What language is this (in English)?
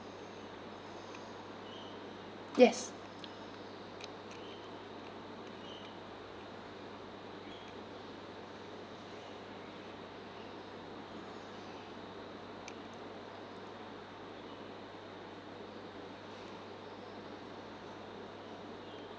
English